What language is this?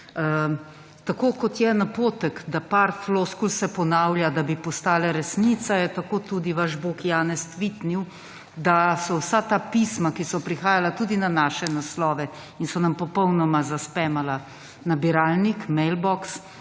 Slovenian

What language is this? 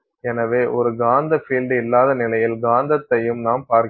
Tamil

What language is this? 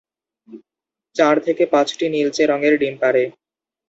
Bangla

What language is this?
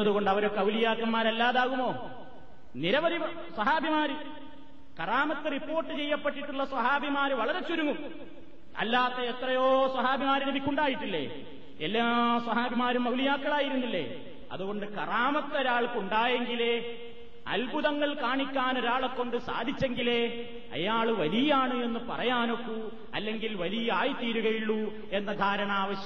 Malayalam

